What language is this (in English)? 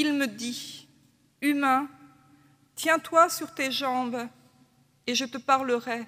French